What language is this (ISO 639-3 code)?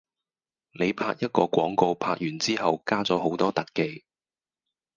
yue